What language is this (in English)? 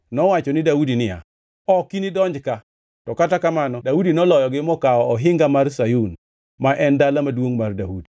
Luo (Kenya and Tanzania)